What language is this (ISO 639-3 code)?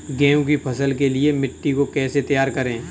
hin